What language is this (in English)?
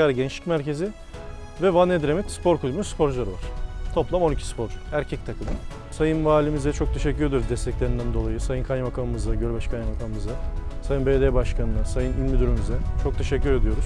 Turkish